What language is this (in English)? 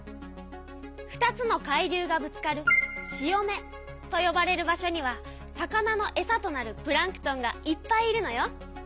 Japanese